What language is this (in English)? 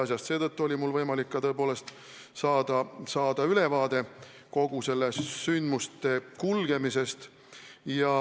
Estonian